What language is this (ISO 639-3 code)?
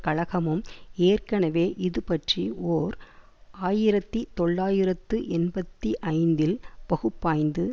tam